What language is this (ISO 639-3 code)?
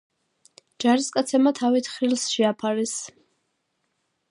kat